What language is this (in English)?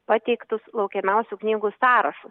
Lithuanian